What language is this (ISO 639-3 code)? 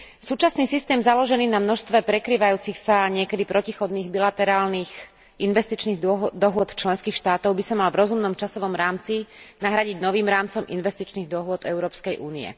slk